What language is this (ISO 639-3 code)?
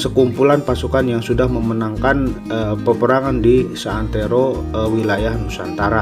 ind